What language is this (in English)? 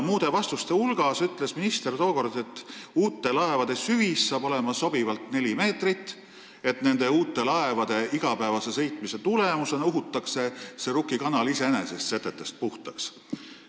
Estonian